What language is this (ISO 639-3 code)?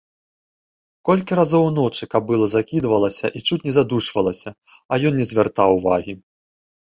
bel